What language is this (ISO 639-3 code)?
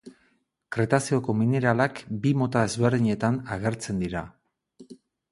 eus